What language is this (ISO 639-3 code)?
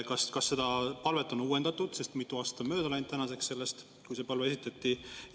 est